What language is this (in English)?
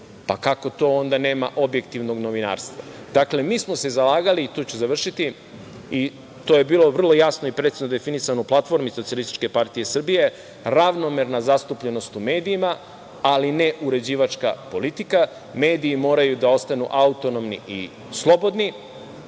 Serbian